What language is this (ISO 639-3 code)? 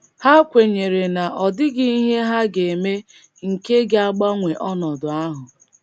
ibo